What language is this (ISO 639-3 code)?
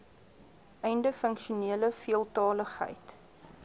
afr